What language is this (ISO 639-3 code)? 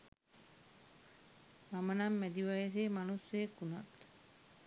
sin